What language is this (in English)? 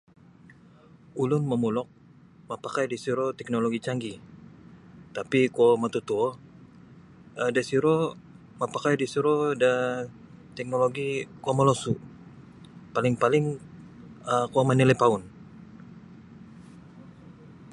Sabah Bisaya